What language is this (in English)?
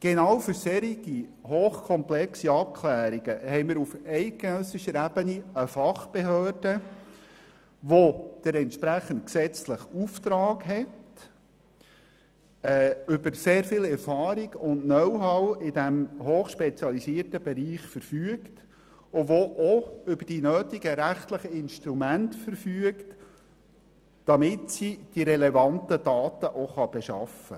Swiss German